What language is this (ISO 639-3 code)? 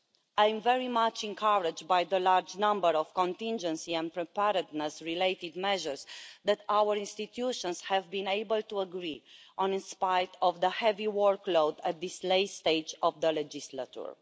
eng